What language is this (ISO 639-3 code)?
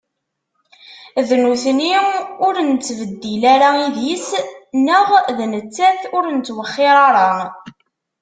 kab